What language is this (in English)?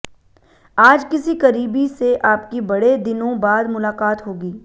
Hindi